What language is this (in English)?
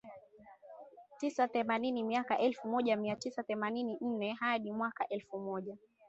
Swahili